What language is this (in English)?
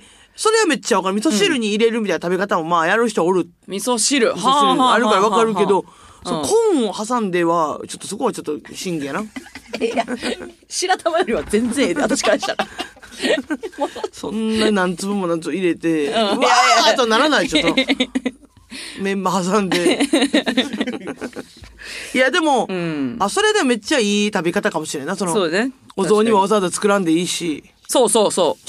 Japanese